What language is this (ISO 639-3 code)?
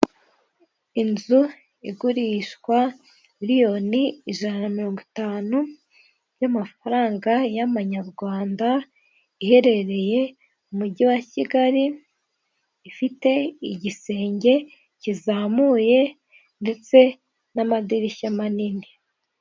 kin